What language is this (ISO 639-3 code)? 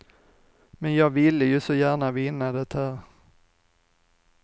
swe